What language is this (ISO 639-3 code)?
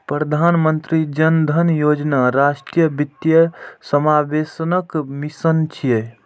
mai